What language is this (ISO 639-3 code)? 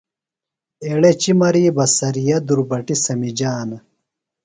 phl